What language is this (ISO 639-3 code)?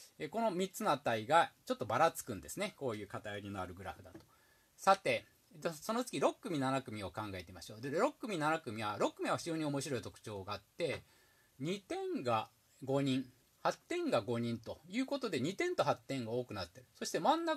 jpn